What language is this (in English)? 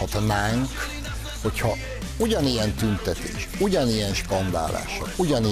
Hungarian